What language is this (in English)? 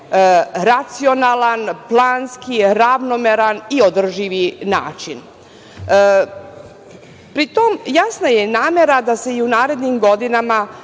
Serbian